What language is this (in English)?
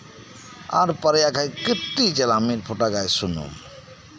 Santali